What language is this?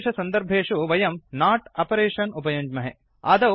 Sanskrit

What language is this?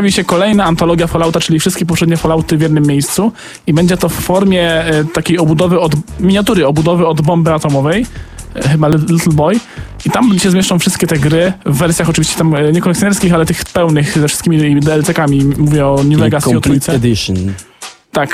Polish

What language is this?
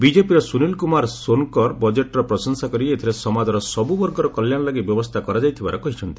Odia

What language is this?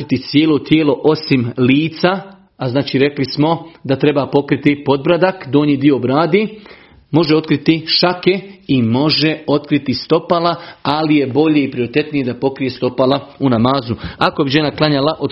Croatian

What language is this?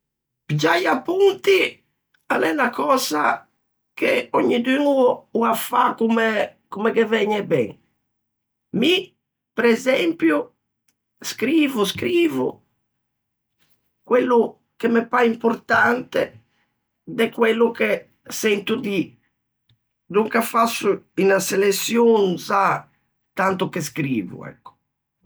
Ligurian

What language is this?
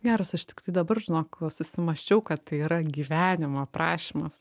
Lithuanian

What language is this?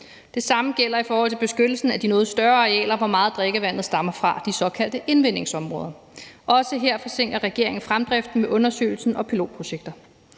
Danish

